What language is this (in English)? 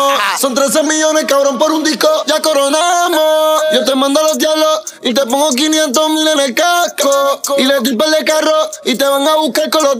Romanian